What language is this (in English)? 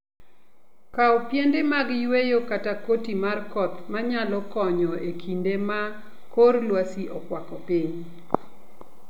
Luo (Kenya and Tanzania)